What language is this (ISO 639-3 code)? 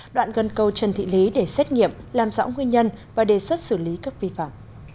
vie